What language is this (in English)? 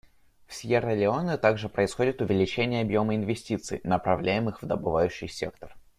Russian